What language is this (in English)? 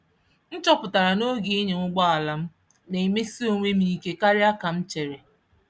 Igbo